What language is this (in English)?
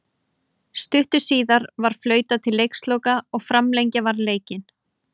Icelandic